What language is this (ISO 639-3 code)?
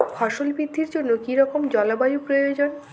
ben